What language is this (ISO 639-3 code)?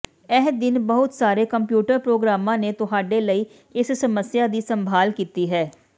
pan